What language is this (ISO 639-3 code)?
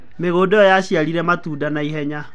kik